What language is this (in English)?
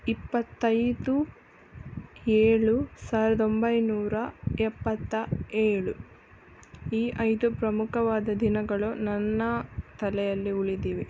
Kannada